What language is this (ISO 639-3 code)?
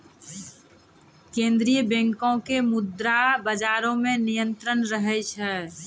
mai